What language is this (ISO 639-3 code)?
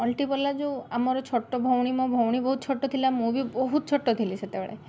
ori